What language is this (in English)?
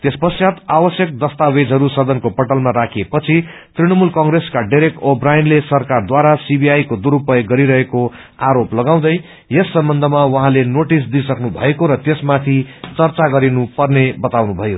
Nepali